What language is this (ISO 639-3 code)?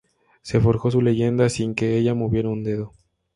spa